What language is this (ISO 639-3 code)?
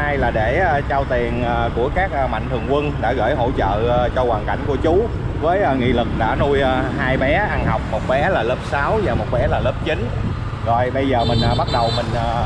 vie